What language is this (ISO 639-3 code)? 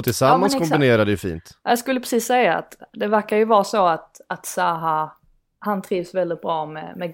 swe